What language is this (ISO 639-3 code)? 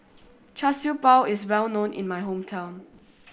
eng